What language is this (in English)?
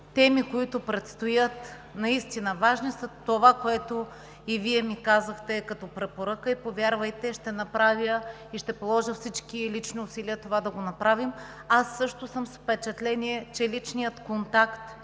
Bulgarian